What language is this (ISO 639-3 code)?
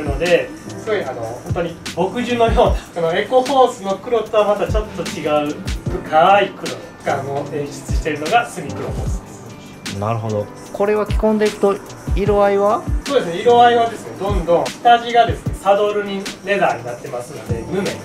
jpn